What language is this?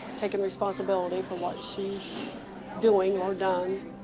English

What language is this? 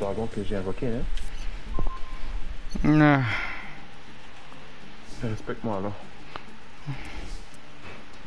French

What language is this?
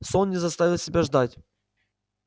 Russian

